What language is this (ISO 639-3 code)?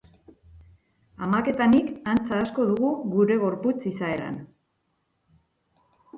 eus